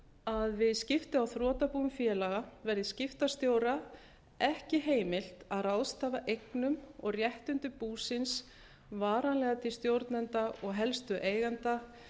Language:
Icelandic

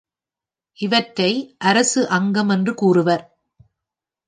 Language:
Tamil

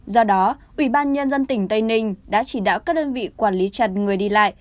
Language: Vietnamese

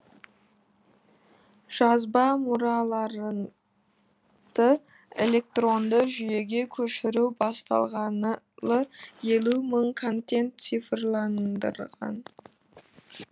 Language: Kazakh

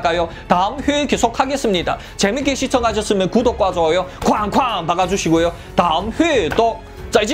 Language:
Korean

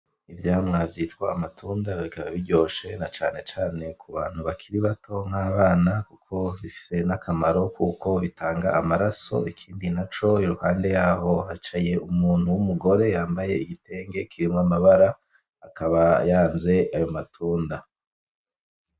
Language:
Rundi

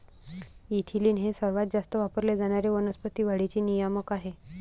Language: Marathi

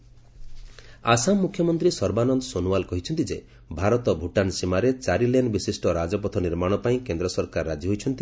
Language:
Odia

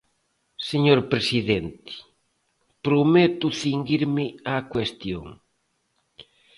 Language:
Galician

